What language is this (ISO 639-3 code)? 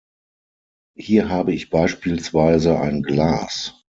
deu